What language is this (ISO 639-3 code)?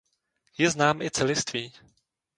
ces